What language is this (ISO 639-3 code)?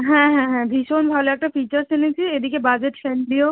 ben